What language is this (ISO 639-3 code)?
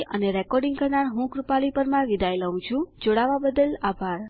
guj